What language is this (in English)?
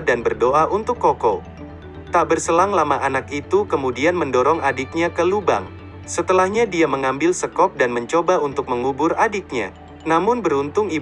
Indonesian